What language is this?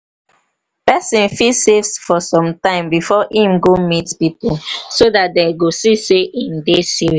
Nigerian Pidgin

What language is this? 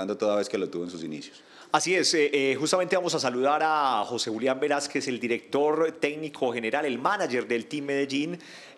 Spanish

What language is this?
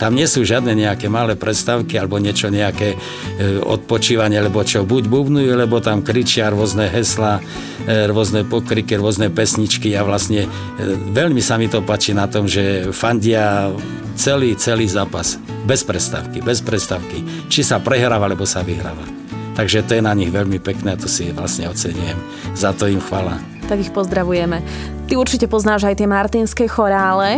Slovak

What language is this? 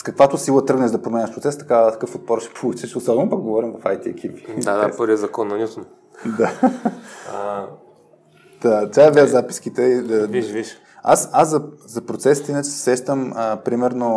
Bulgarian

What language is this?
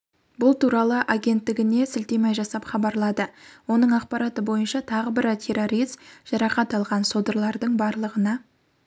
Kazakh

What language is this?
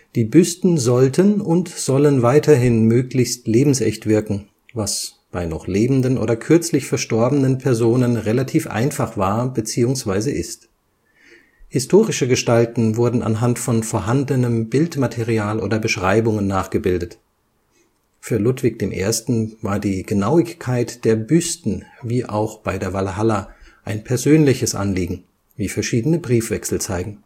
German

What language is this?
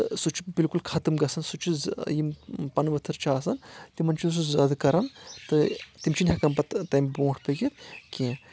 Kashmiri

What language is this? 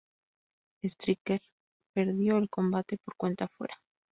Spanish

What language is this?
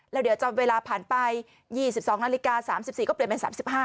Thai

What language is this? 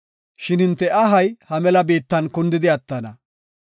Gofa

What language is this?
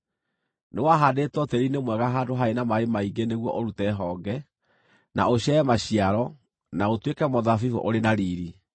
Kikuyu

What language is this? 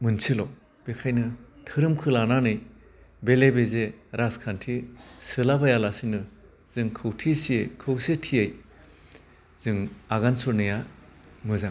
Bodo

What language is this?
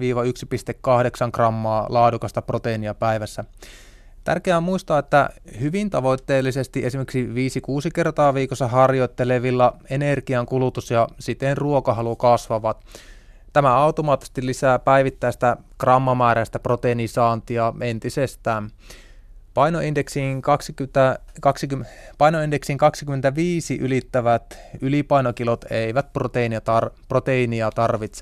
Finnish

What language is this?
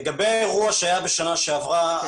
Hebrew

